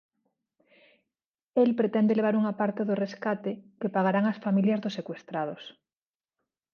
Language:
Galician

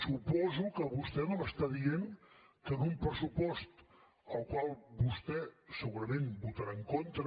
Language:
Catalan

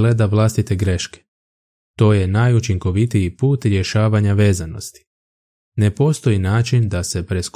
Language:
Croatian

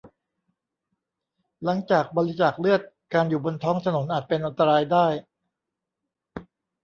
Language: Thai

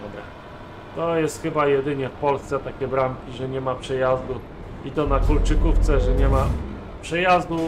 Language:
Polish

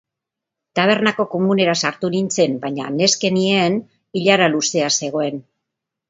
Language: Basque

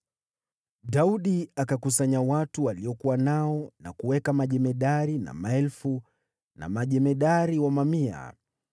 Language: Swahili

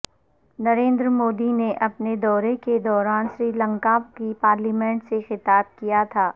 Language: Urdu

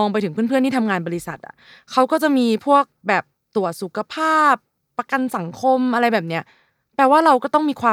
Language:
Thai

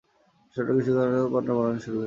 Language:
Bangla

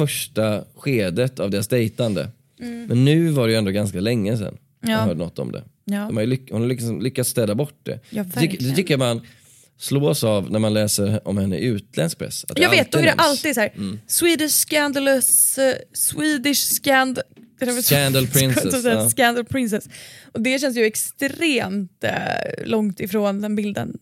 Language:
Swedish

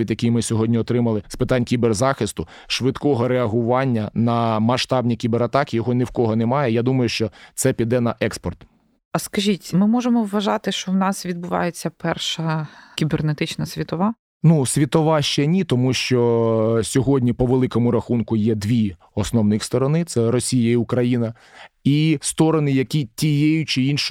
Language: Ukrainian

